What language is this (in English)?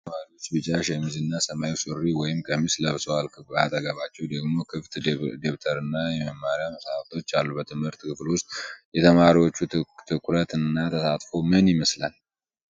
Amharic